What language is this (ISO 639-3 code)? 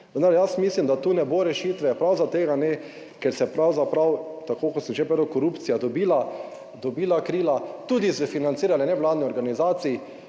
slv